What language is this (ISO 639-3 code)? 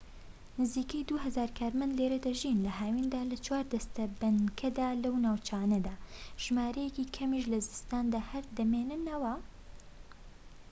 ckb